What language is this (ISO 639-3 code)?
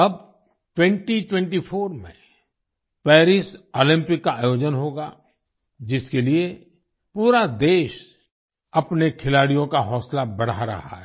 hin